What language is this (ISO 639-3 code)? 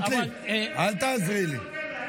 heb